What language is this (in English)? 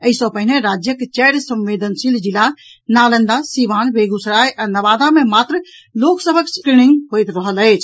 Maithili